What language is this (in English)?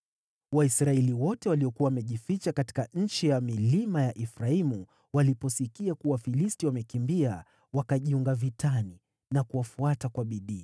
Swahili